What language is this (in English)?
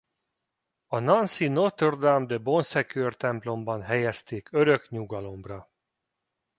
Hungarian